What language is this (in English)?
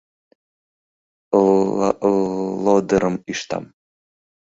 Mari